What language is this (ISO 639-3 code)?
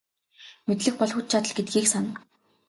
mon